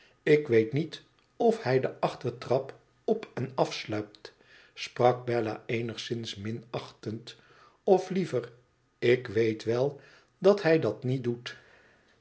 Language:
Dutch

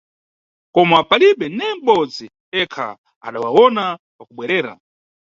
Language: Nyungwe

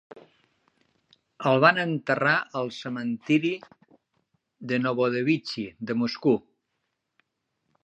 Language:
Catalan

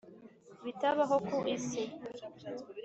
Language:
Kinyarwanda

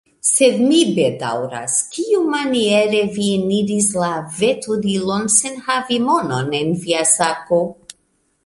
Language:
Esperanto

